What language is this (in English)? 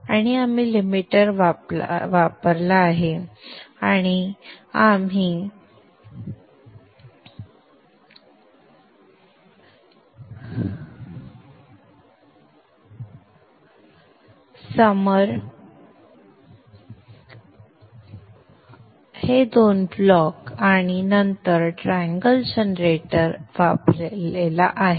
Marathi